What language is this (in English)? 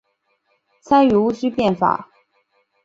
Chinese